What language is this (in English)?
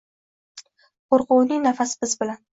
Uzbek